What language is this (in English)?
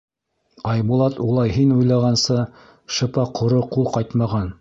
Bashkir